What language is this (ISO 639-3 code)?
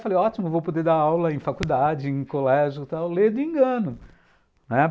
por